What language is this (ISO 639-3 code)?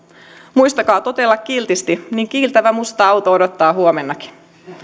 fin